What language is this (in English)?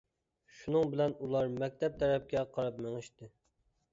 Uyghur